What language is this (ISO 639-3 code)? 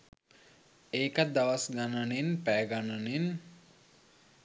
sin